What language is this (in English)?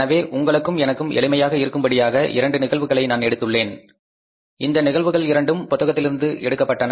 Tamil